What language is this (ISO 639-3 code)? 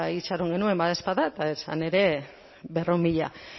eus